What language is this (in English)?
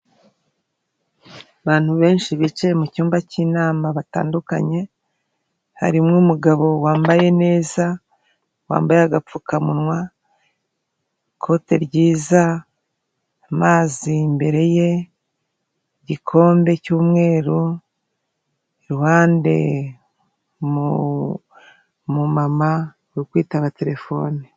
Kinyarwanda